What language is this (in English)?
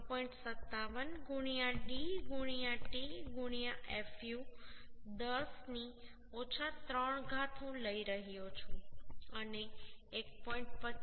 Gujarati